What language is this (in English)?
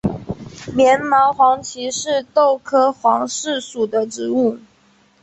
Chinese